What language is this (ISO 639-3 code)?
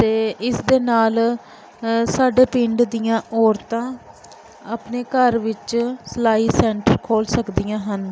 pan